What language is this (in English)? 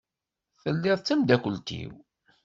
Kabyle